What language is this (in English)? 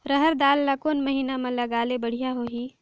Chhattisgarhi